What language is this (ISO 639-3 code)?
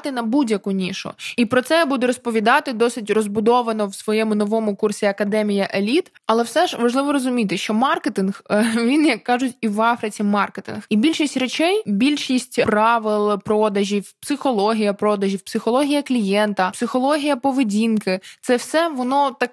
ukr